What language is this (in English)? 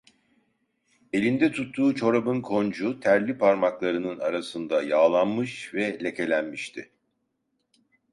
Turkish